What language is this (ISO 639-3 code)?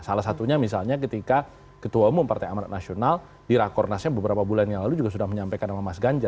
ind